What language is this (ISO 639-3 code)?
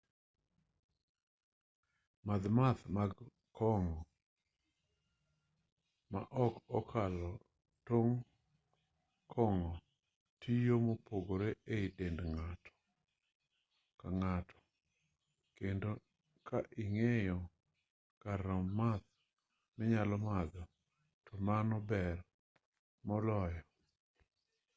luo